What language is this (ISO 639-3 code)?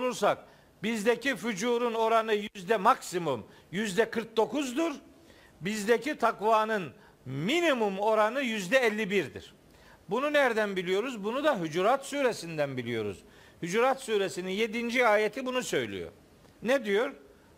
tur